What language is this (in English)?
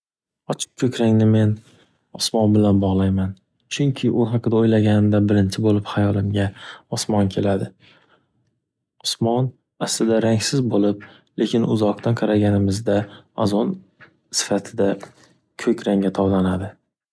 Uzbek